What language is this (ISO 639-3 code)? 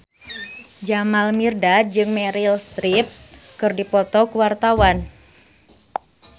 sun